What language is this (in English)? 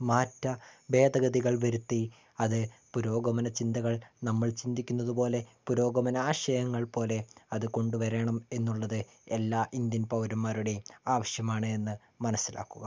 Malayalam